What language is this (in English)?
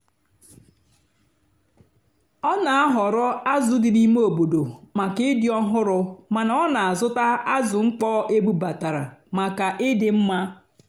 Igbo